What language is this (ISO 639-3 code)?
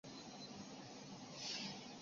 zho